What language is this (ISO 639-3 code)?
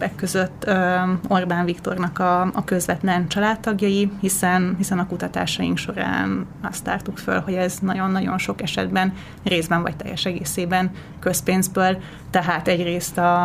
hun